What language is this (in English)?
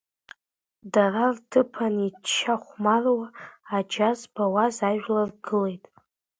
Abkhazian